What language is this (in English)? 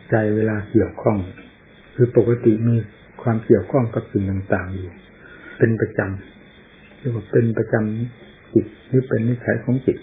Thai